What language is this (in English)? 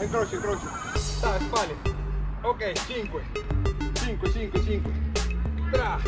Spanish